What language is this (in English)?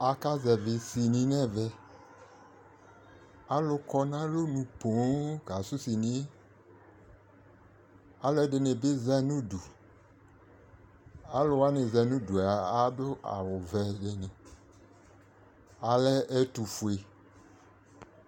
Ikposo